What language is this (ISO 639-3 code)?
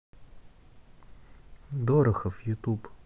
rus